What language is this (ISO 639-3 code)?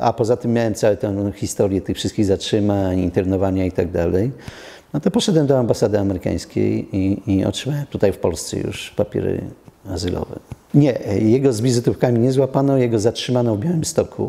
pol